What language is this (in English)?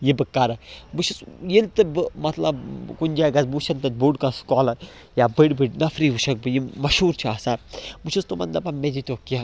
Kashmiri